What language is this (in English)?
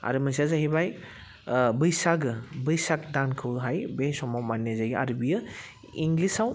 Bodo